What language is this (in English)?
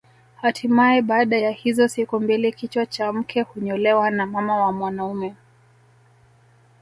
Swahili